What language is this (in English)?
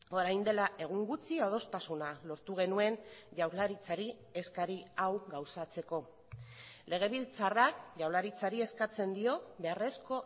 Basque